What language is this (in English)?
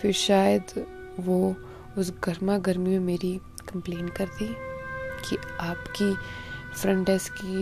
Hindi